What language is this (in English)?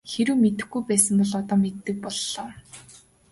Mongolian